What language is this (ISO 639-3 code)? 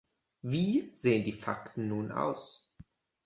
deu